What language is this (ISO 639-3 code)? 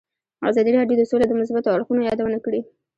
pus